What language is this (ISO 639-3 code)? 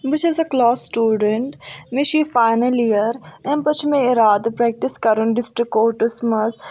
kas